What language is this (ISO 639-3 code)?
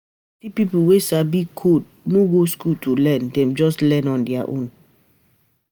pcm